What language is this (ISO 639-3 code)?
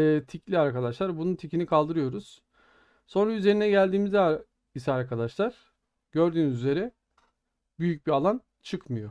tur